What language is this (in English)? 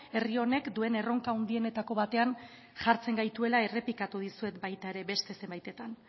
Basque